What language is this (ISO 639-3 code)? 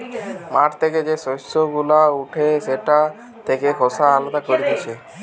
ben